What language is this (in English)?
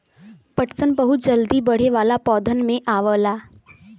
Bhojpuri